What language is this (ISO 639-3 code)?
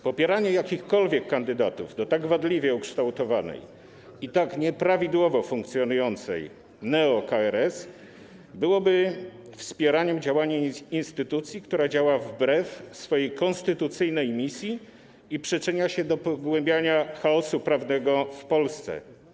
pol